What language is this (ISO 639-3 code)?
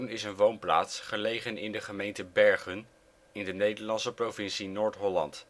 nld